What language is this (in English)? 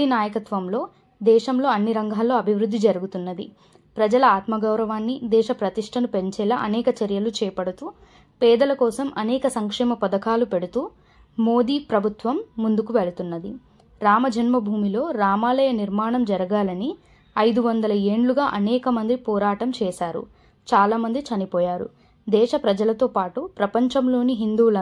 Telugu